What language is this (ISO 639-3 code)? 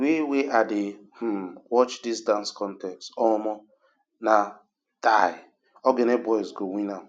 pcm